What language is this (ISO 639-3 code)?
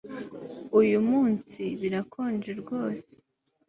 kin